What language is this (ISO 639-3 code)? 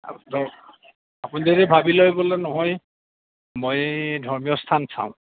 asm